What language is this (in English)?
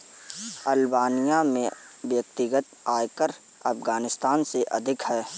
Hindi